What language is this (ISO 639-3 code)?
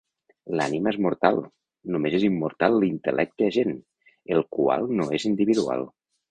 cat